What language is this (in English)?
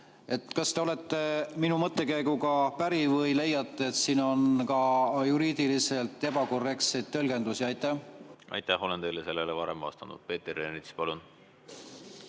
Estonian